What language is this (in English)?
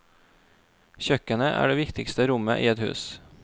Norwegian